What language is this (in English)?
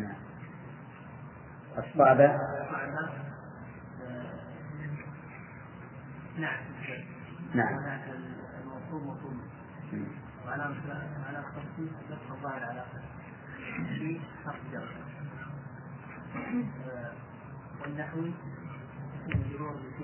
Arabic